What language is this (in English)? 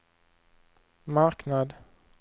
Swedish